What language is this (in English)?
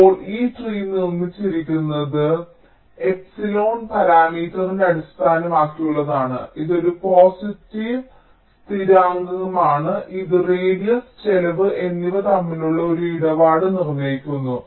Malayalam